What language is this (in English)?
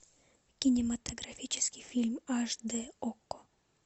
Russian